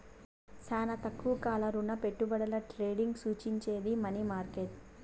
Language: Telugu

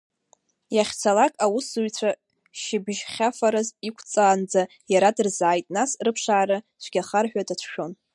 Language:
Abkhazian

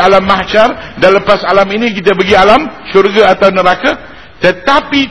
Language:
Malay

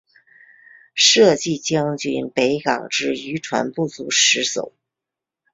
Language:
Chinese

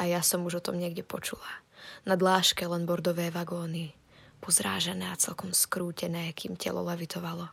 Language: Slovak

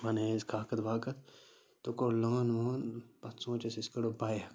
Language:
Kashmiri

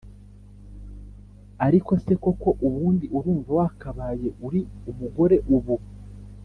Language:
Kinyarwanda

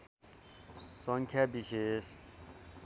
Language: Nepali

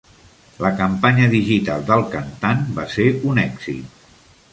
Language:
Catalan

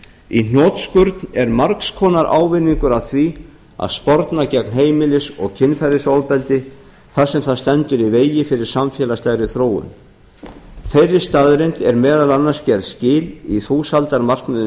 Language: Icelandic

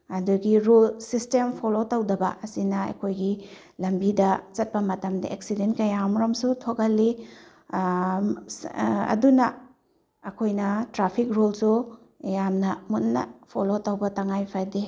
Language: Manipuri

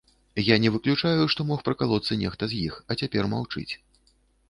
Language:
Belarusian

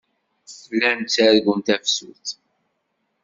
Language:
Kabyle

